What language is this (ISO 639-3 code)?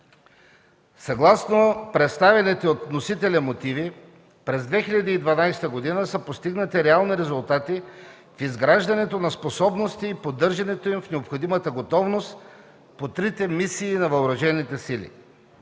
bul